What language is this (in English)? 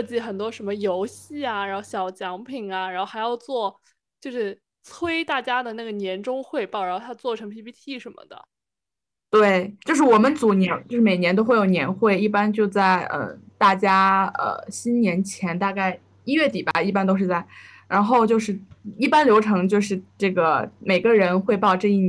Chinese